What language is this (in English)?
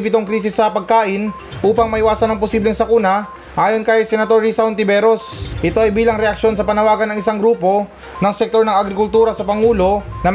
Filipino